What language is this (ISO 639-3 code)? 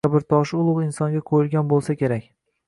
uzb